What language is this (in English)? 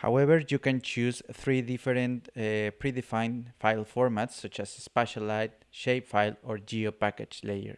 English